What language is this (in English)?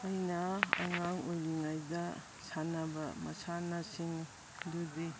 Manipuri